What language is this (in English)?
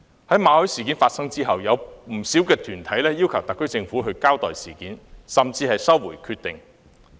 Cantonese